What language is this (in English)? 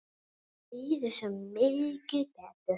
Icelandic